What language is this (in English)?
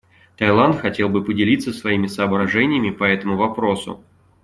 Russian